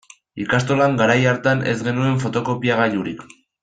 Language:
Basque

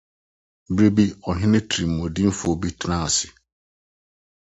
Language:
Akan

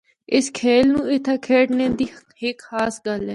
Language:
Northern Hindko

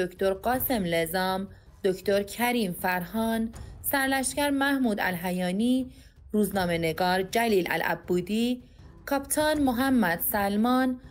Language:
Persian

